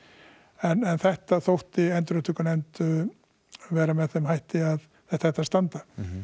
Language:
Icelandic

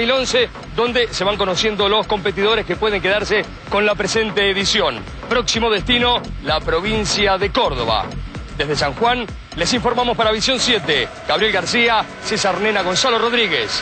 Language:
Spanish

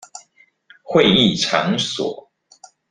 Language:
Chinese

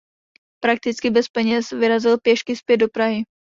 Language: Czech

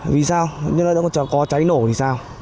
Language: Vietnamese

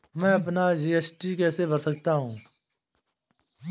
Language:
Hindi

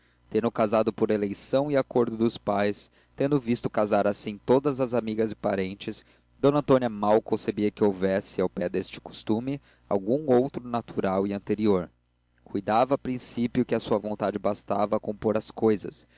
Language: Portuguese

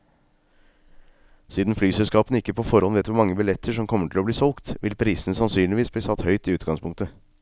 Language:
Norwegian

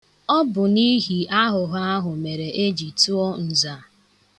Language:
Igbo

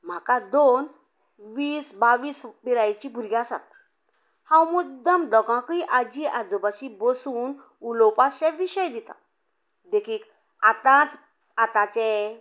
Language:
Konkani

